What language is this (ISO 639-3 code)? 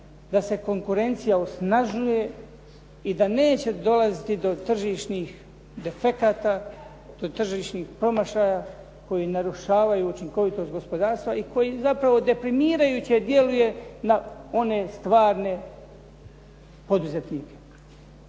hrv